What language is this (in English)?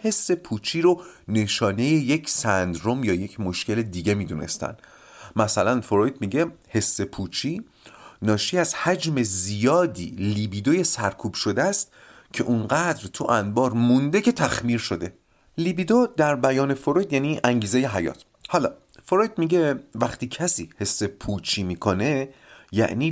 Persian